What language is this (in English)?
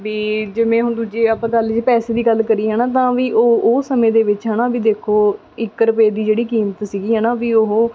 Punjabi